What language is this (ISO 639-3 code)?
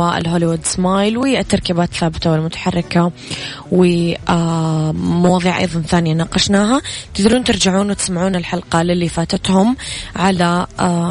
ara